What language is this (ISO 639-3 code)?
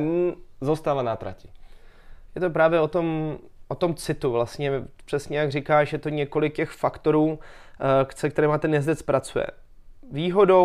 ces